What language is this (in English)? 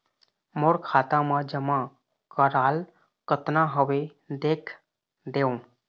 Chhattisgarhi